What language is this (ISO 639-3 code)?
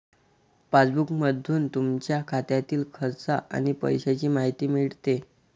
mar